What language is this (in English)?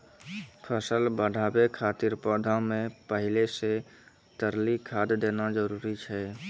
Maithili